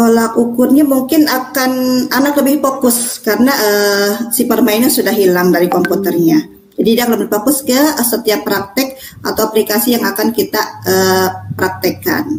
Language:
Indonesian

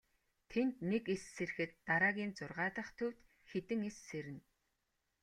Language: Mongolian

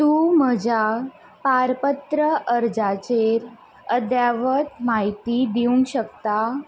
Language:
Konkani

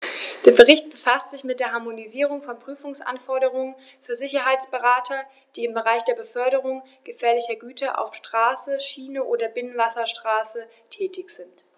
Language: German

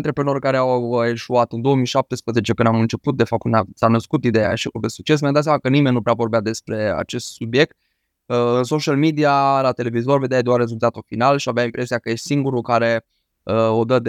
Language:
Romanian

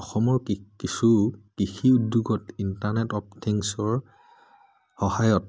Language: Assamese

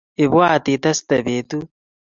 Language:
Kalenjin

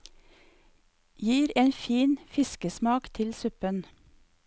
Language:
Norwegian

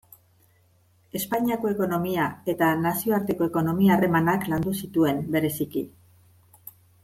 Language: Basque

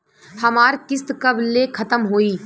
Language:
Bhojpuri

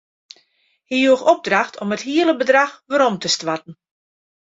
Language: Western Frisian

